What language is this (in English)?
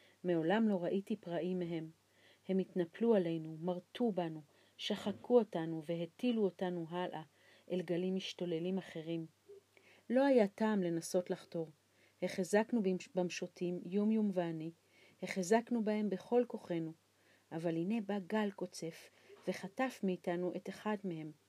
Hebrew